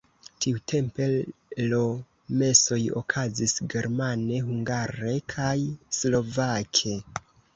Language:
Esperanto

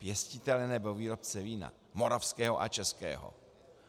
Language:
Czech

